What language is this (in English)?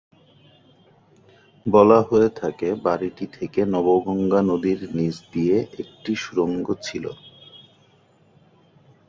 Bangla